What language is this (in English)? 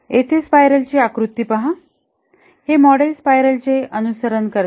Marathi